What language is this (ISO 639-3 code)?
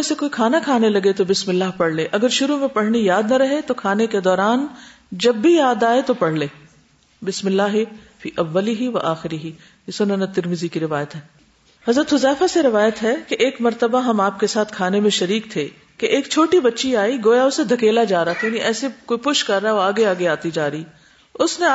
urd